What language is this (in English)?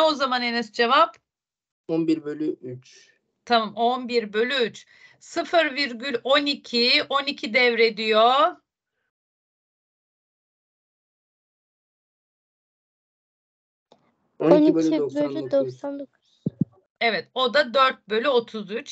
Turkish